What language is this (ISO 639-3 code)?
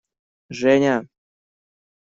rus